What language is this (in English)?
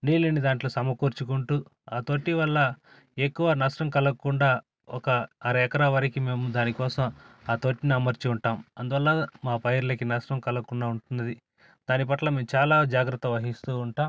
Telugu